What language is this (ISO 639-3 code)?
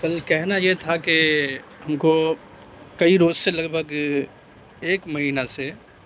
urd